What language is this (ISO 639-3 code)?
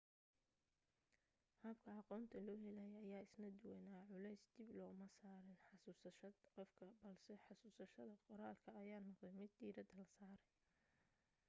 som